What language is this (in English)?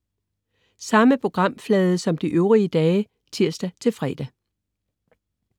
Danish